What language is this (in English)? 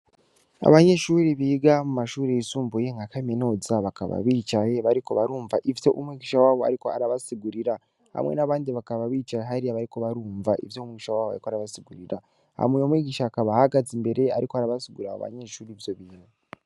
Rundi